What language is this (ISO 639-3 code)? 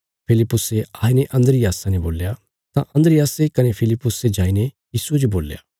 kfs